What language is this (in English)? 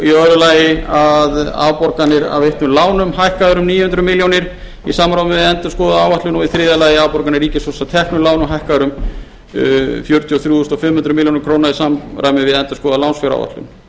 Icelandic